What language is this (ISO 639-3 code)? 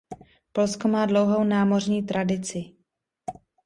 ces